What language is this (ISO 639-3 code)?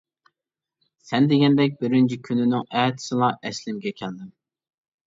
uig